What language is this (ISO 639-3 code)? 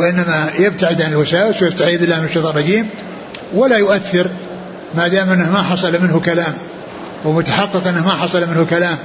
ara